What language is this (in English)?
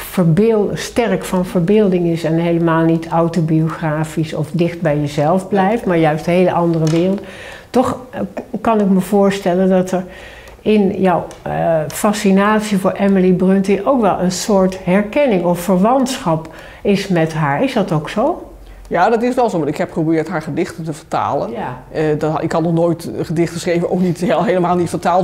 Dutch